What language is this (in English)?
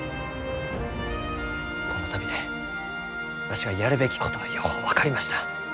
Japanese